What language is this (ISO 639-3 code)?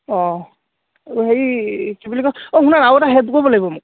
asm